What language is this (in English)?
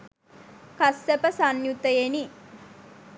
Sinhala